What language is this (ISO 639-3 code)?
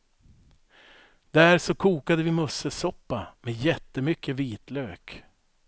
swe